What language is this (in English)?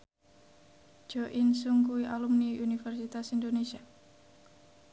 Javanese